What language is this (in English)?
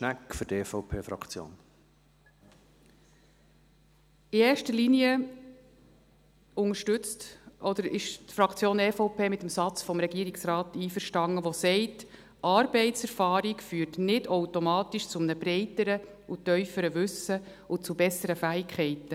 Swiss German